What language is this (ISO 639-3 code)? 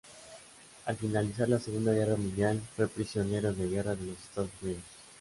spa